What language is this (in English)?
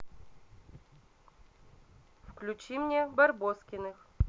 Russian